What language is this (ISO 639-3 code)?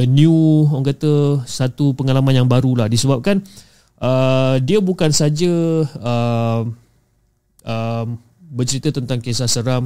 msa